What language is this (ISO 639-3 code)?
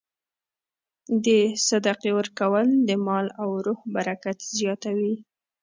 pus